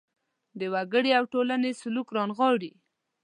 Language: Pashto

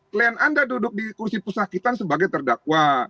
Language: Indonesian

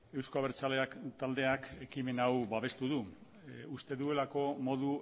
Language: Basque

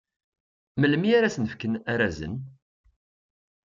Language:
Kabyle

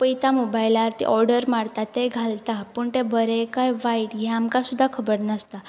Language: Konkani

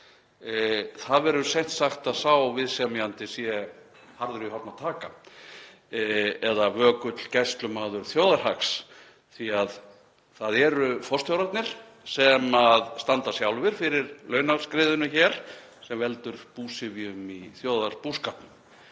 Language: Icelandic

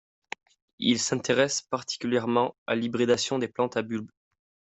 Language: French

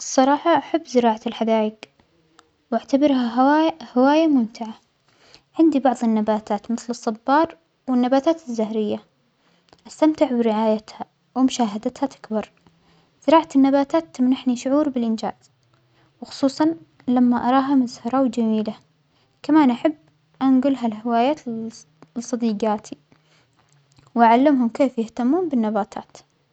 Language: Omani Arabic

